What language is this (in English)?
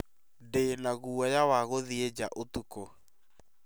Kikuyu